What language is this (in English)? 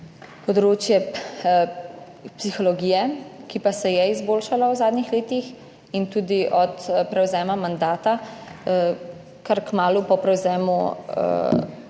Slovenian